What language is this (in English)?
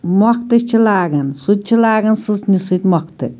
Kashmiri